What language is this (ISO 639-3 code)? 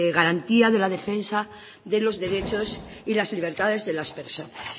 spa